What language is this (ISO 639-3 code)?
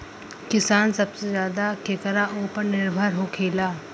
bho